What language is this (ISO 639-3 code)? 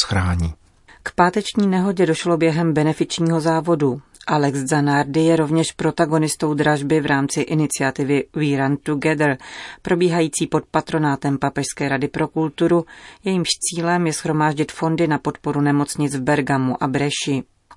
ces